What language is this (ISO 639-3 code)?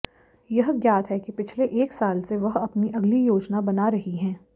hin